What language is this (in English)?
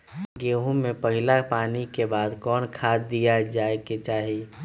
Magahi